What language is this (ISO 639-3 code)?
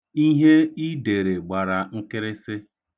ibo